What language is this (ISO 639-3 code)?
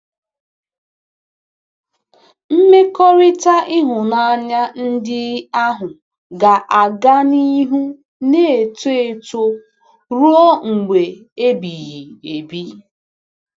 ibo